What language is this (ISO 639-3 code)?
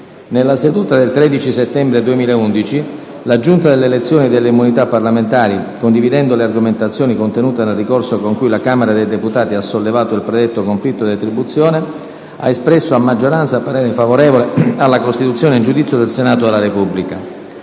ita